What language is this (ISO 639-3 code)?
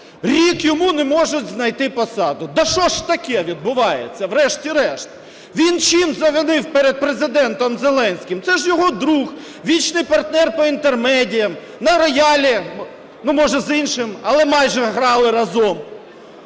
ukr